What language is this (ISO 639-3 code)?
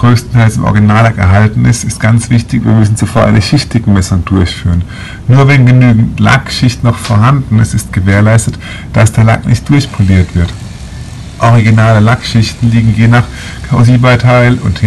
deu